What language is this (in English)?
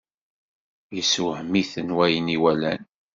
Kabyle